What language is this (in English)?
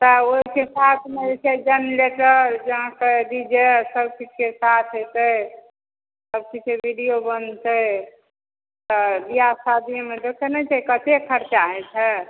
Maithili